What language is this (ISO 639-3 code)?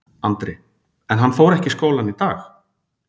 isl